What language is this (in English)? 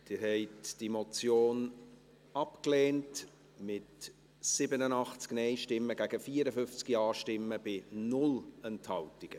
Swiss German